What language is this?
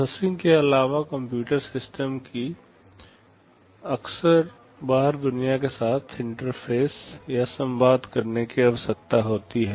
Hindi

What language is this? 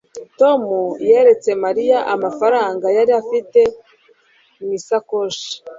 Kinyarwanda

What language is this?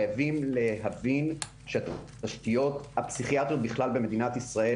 Hebrew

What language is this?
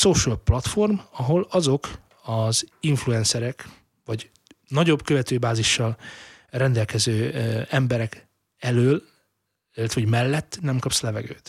Hungarian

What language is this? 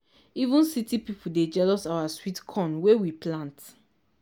Nigerian Pidgin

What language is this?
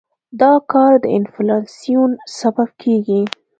Pashto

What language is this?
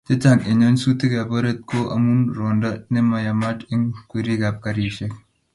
Kalenjin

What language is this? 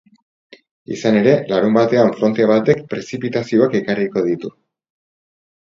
Basque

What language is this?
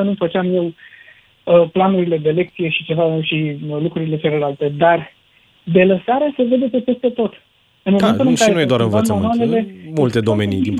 Romanian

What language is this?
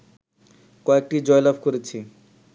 Bangla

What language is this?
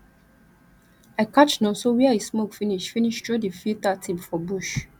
Nigerian Pidgin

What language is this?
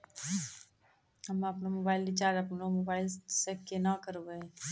Maithili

